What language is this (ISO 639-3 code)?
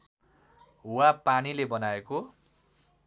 nep